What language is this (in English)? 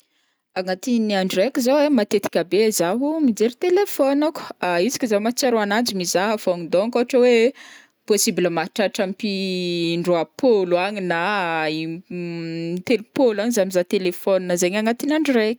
Northern Betsimisaraka Malagasy